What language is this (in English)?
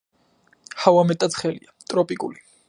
Georgian